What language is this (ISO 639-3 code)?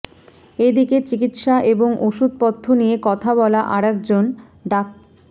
ben